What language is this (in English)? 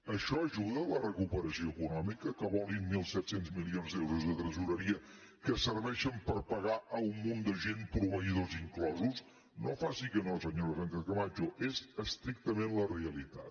Catalan